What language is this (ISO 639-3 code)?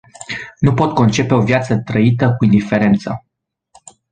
ron